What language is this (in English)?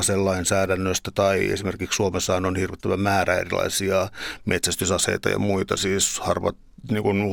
Finnish